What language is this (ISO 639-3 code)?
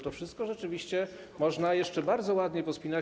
pol